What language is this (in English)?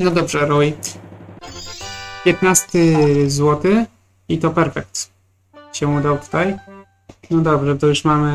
Polish